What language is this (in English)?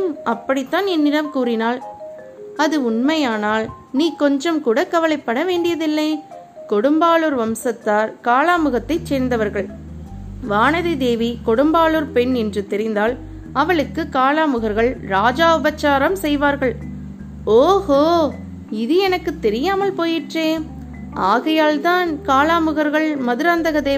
Tamil